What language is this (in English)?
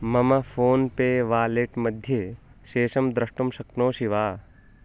Sanskrit